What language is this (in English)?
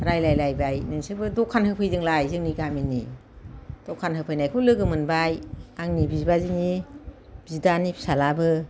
Bodo